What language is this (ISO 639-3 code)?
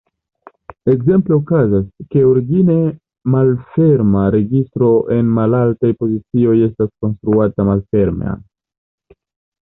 epo